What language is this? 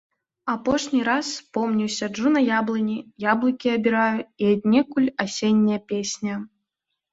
Belarusian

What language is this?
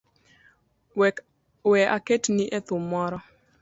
Luo (Kenya and Tanzania)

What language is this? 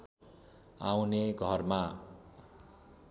Nepali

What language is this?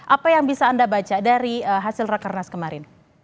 Indonesian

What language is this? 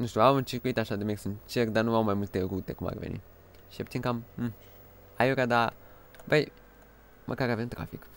Romanian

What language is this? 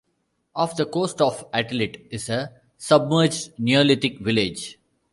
English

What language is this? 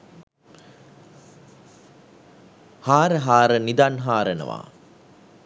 Sinhala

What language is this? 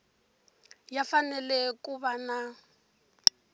Tsonga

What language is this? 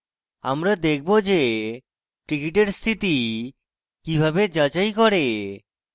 Bangla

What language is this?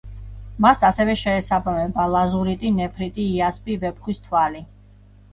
Georgian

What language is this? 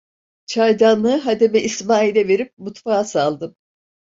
Turkish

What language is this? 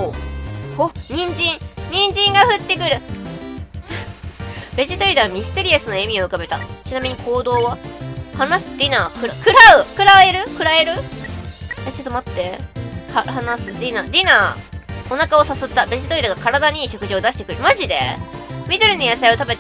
Japanese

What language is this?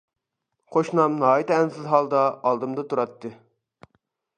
Uyghur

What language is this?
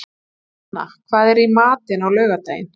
Icelandic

